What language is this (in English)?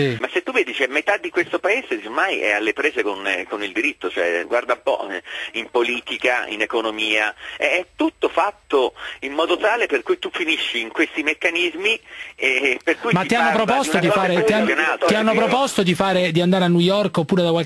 Italian